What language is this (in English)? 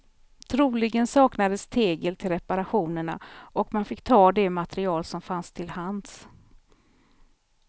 Swedish